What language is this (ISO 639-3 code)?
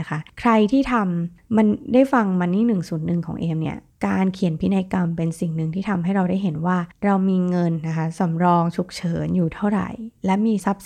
tha